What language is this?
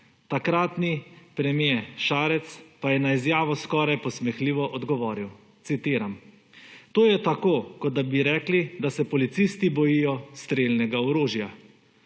Slovenian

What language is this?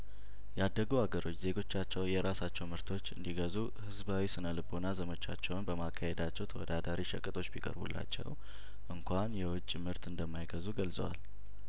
Amharic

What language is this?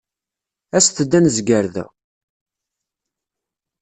Kabyle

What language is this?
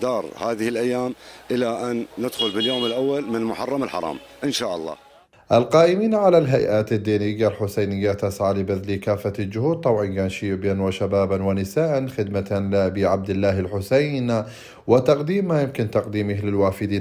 Arabic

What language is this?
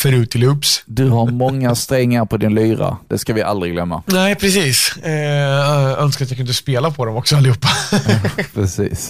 Swedish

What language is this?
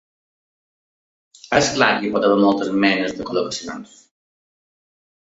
Catalan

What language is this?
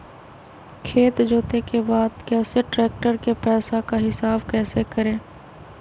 Magahi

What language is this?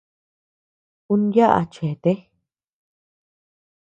Tepeuxila Cuicatec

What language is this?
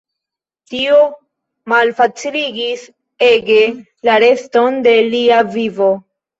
Esperanto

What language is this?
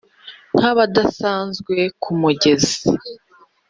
Kinyarwanda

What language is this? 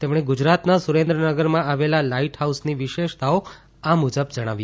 Gujarati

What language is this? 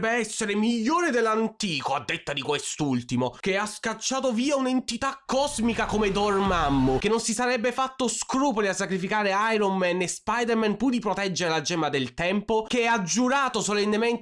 Italian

